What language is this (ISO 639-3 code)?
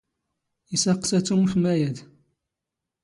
zgh